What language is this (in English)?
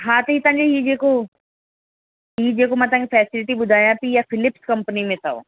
Sindhi